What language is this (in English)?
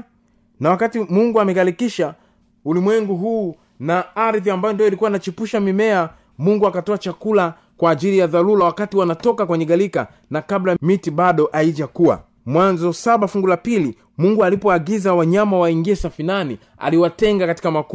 Swahili